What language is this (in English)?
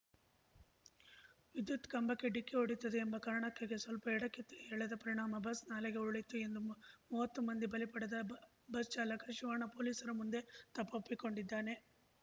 Kannada